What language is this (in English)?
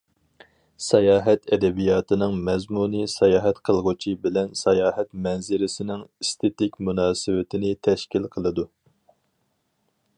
Uyghur